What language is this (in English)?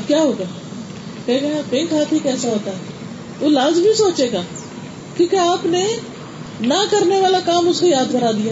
Urdu